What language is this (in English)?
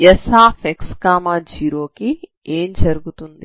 Telugu